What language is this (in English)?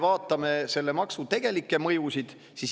Estonian